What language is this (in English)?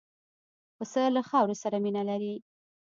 Pashto